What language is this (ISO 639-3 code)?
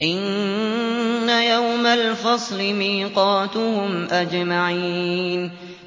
ara